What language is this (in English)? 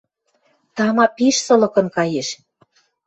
Western Mari